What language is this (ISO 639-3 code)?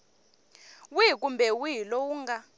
tso